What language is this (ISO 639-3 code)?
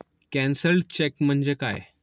mar